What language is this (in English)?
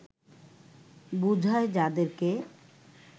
Bangla